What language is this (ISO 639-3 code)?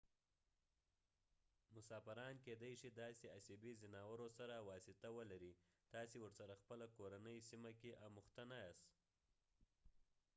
pus